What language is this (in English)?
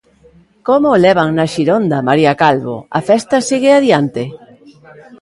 Galician